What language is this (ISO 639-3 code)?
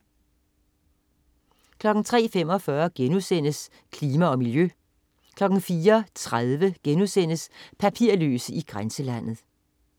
dan